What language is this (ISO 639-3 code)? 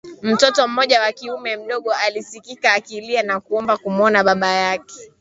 swa